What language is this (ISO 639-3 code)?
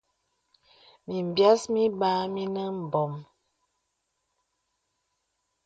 beb